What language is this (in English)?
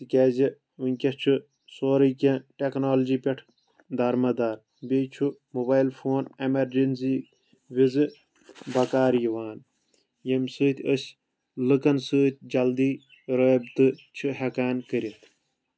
Kashmiri